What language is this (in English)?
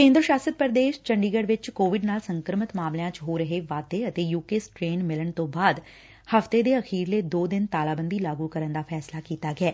Punjabi